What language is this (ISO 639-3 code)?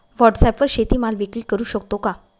mar